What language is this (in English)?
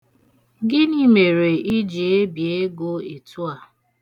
Igbo